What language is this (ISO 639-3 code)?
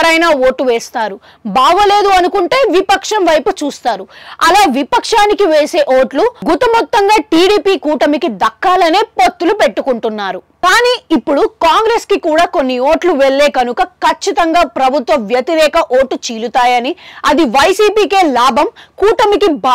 tel